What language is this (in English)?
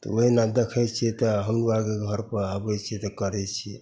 Maithili